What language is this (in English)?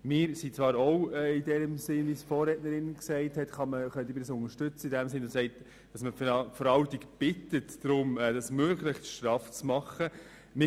Swiss German